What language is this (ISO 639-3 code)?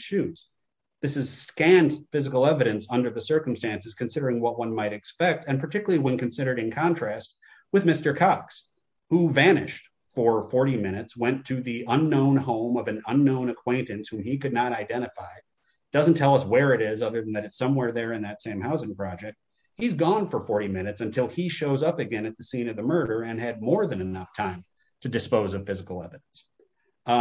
eng